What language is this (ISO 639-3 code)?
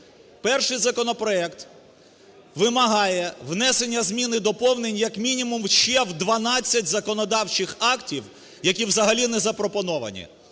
ukr